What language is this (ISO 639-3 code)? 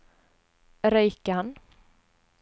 nor